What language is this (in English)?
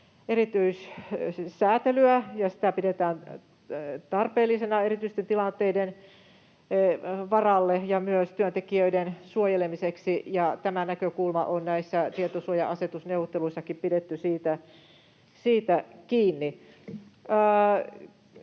Finnish